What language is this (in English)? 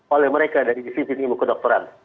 Indonesian